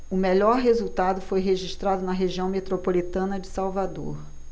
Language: Portuguese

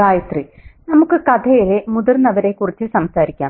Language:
Malayalam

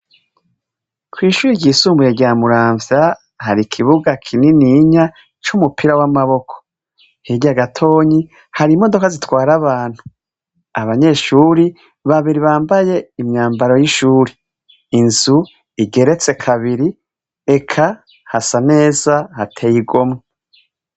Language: Rundi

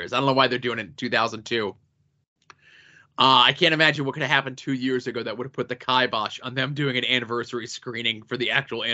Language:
English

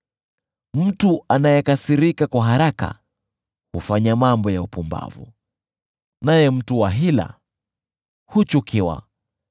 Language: Swahili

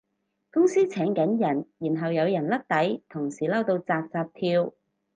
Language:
Cantonese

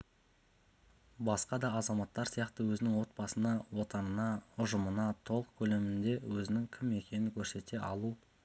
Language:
Kazakh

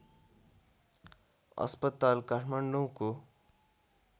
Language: Nepali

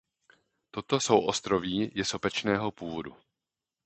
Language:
Czech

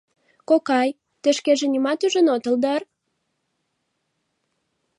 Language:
Mari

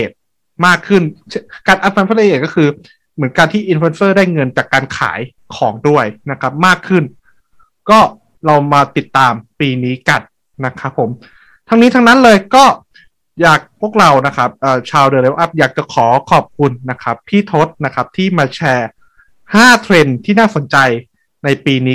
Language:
Thai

